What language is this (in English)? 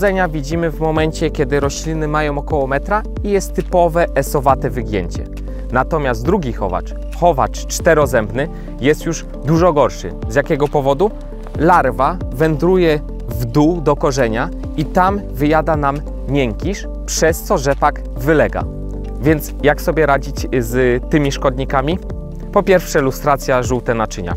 Polish